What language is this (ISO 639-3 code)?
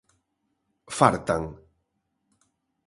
glg